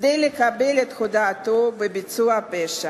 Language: Hebrew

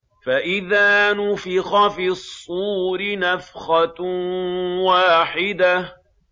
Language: Arabic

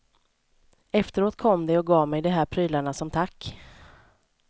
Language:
Swedish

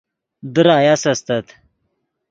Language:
Yidgha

